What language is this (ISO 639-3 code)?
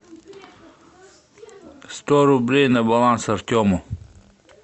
rus